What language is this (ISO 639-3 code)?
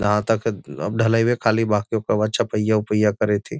mag